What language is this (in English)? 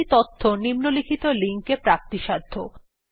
Bangla